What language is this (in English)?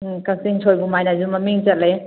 Manipuri